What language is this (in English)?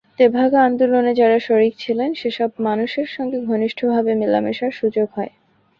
Bangla